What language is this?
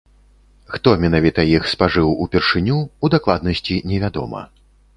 Belarusian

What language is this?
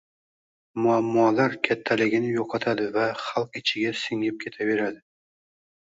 Uzbek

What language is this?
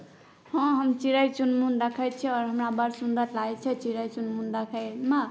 Maithili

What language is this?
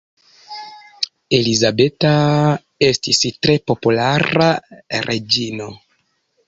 Esperanto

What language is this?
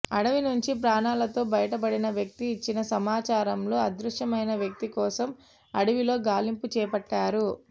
Telugu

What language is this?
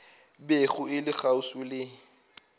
Northern Sotho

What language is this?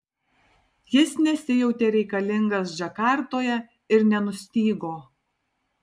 Lithuanian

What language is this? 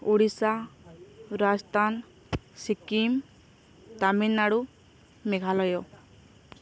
Odia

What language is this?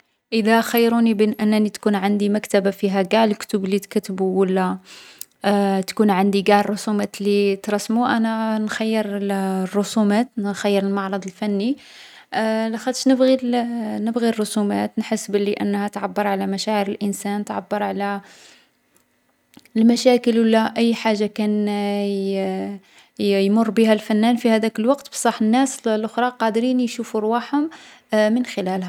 Algerian Arabic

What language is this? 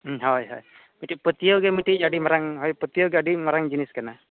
Santali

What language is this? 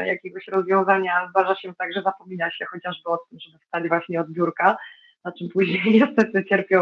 Polish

